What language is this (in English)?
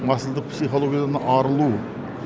Kazakh